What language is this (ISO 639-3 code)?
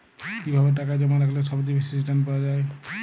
ben